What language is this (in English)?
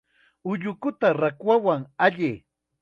Chiquián Ancash Quechua